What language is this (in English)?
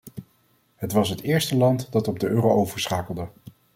Dutch